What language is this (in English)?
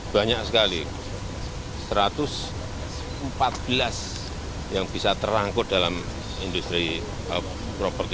Indonesian